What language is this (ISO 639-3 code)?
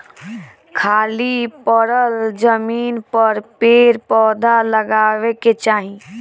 bho